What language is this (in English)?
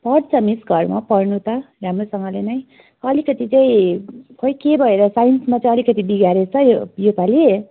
Nepali